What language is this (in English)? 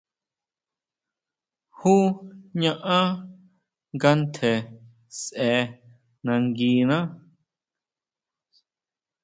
Huautla Mazatec